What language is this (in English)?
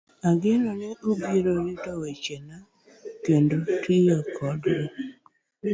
Luo (Kenya and Tanzania)